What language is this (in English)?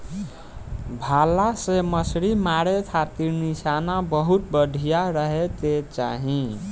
Bhojpuri